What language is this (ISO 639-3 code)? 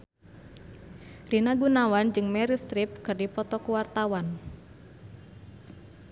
sun